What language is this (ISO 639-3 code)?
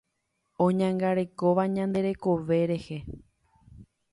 grn